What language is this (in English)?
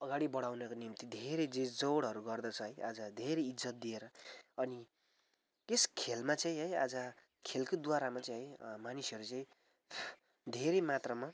Nepali